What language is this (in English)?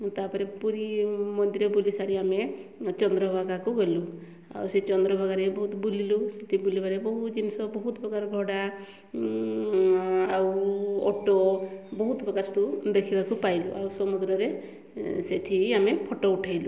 Odia